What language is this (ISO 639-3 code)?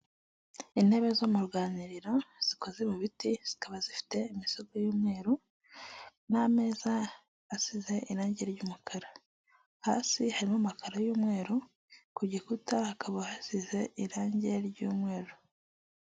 kin